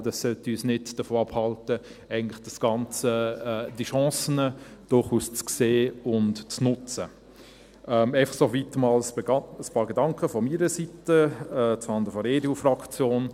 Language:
Swiss German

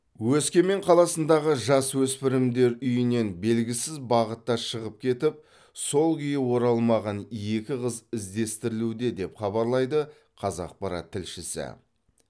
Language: Kazakh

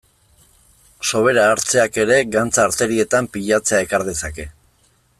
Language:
Basque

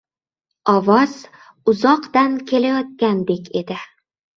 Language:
Uzbek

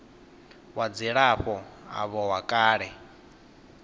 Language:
Venda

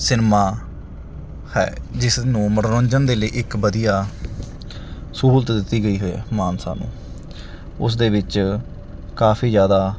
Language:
Punjabi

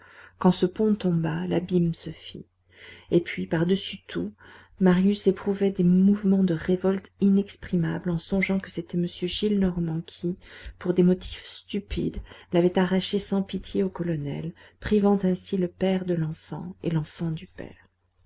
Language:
French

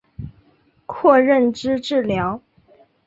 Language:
Chinese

